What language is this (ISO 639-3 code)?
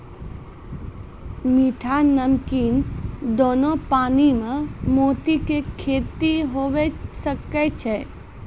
mai